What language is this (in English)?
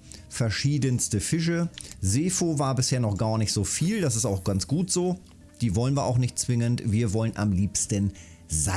German